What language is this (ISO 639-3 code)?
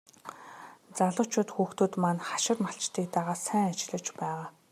mon